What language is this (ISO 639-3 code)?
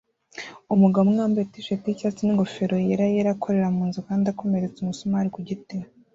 kin